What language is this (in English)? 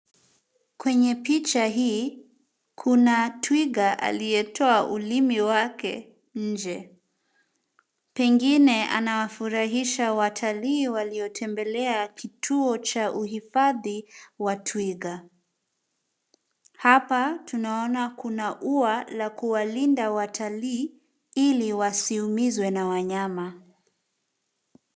Swahili